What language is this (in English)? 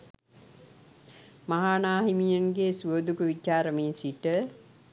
Sinhala